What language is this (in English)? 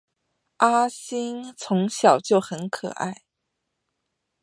Chinese